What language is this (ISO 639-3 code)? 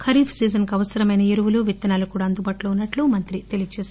tel